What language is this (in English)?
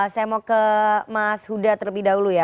Indonesian